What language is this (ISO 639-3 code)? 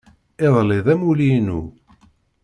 kab